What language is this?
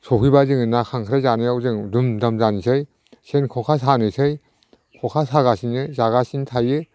Bodo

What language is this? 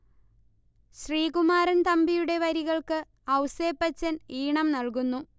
Malayalam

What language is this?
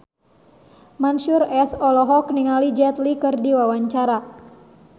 Sundanese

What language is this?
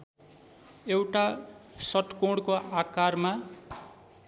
Nepali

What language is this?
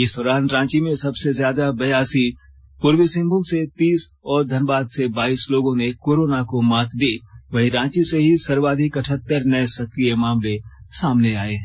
Hindi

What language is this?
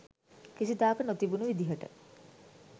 Sinhala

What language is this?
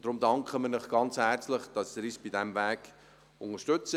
Swiss German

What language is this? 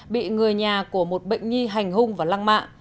Vietnamese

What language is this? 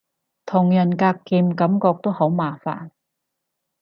Cantonese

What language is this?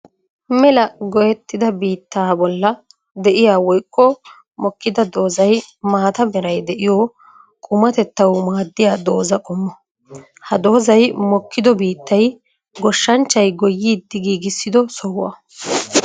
Wolaytta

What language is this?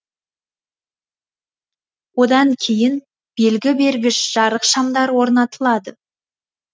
Kazakh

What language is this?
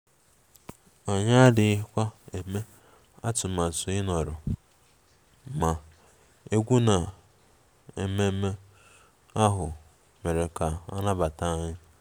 Igbo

